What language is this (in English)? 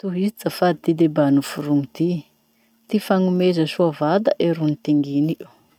Masikoro Malagasy